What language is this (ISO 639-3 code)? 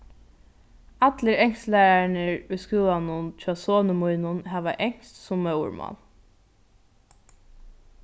fao